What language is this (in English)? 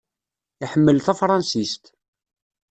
Kabyle